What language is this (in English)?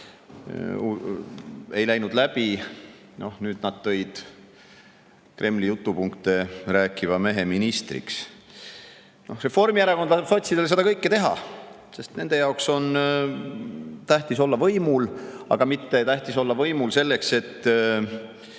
Estonian